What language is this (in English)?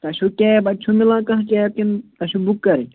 Kashmiri